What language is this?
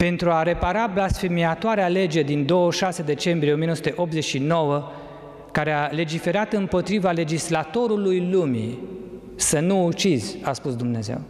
Romanian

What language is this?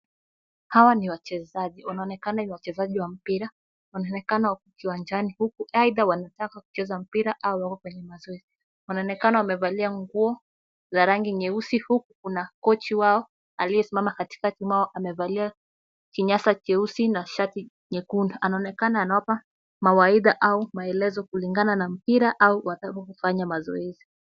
Swahili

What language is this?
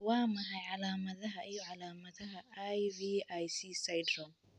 Somali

